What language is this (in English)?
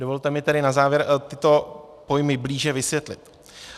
Czech